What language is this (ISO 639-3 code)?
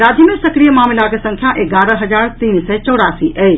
mai